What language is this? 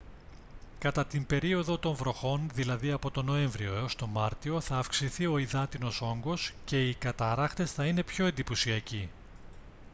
Greek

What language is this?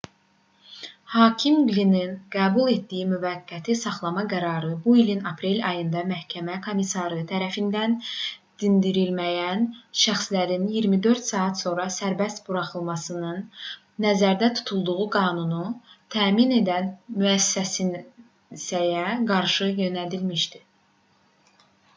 Azerbaijani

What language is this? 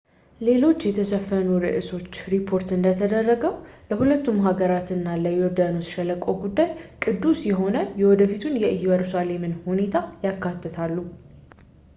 Amharic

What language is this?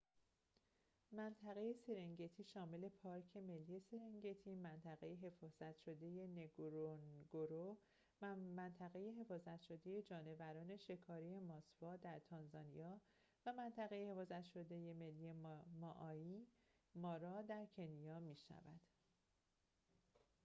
Persian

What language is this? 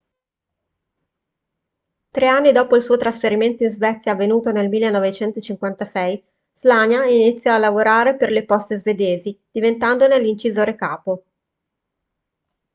Italian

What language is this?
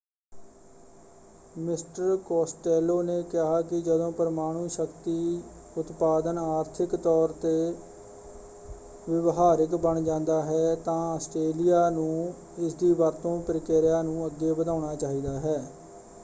Punjabi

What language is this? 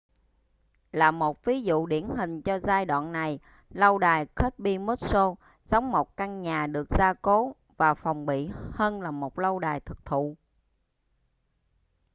Vietnamese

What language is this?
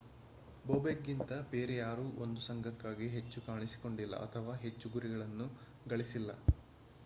Kannada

